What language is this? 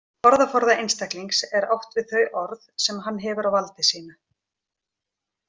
Icelandic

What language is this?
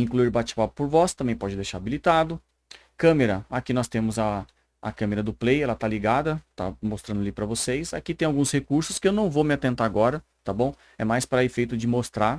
Portuguese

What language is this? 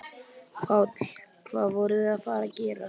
Icelandic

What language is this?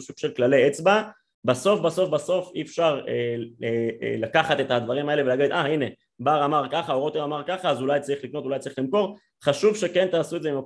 Hebrew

